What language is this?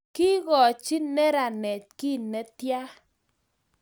Kalenjin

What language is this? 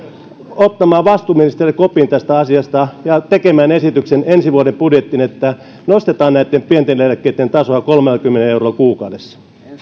Finnish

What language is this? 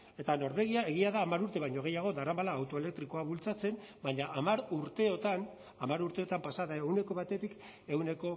Basque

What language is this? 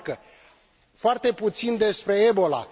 Romanian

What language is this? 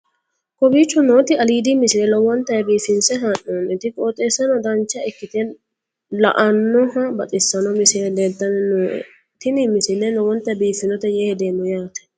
Sidamo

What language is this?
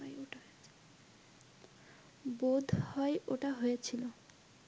Bangla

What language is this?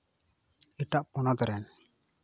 Santali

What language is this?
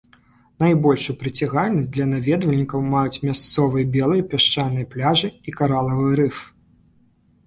Belarusian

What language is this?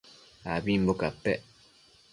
Matsés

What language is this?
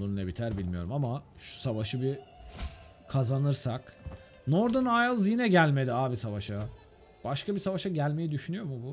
Turkish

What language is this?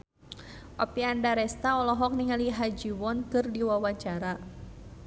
Sundanese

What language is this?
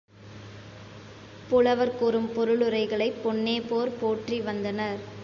Tamil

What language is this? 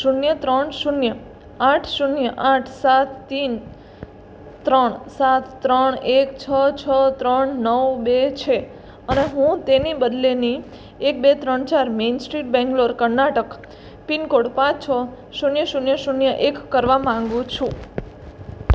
Gujarati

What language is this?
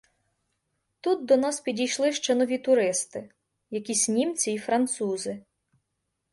Ukrainian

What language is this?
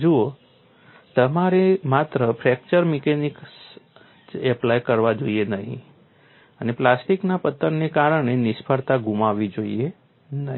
Gujarati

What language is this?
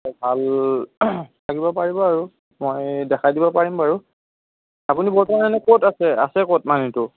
Assamese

